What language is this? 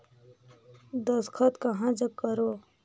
Chhattisgarhi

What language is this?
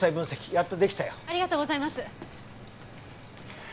Japanese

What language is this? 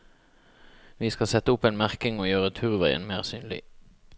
Norwegian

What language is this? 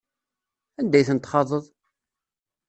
Kabyle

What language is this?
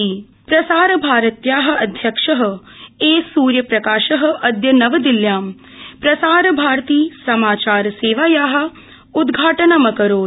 Sanskrit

